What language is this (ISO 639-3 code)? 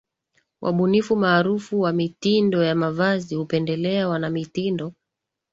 swa